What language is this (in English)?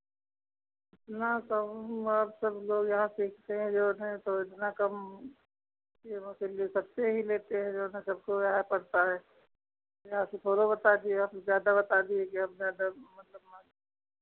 Hindi